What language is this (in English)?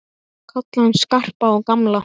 Icelandic